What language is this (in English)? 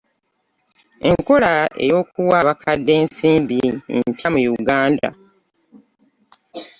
Ganda